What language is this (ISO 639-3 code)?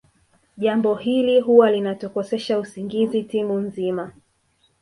swa